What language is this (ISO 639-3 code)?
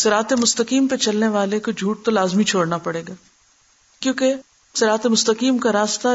urd